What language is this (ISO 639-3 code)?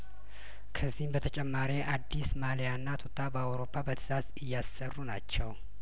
amh